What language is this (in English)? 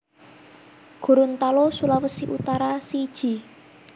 Javanese